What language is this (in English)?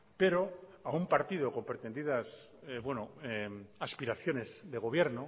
Spanish